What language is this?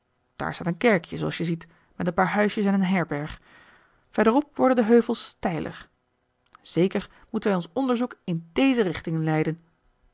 Dutch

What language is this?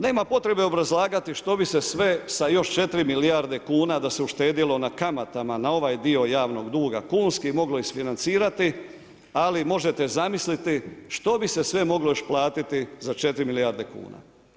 Croatian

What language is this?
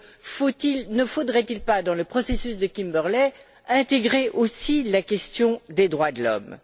French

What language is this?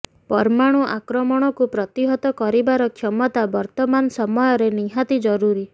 Odia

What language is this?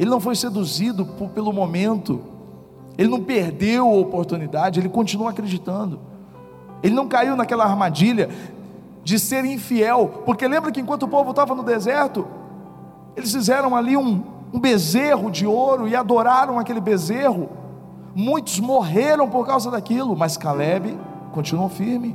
Portuguese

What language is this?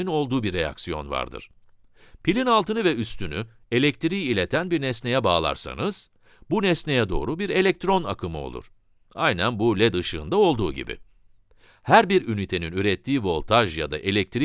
Turkish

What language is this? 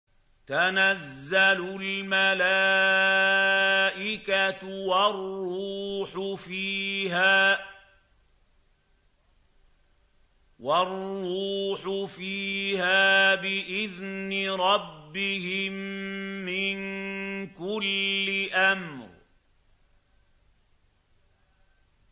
Arabic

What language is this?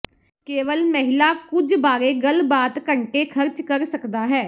Punjabi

